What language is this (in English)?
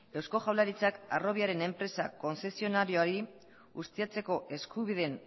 Basque